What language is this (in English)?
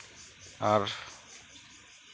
Santali